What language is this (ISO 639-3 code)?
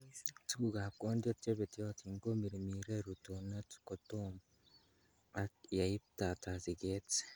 kln